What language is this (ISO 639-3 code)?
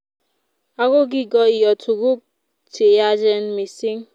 kln